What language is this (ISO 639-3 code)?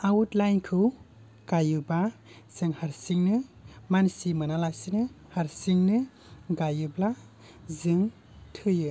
brx